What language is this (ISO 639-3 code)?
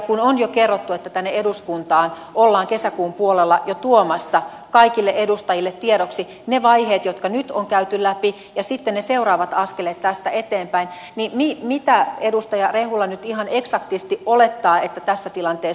fin